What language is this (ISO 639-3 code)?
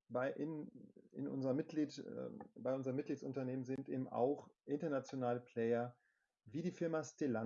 deu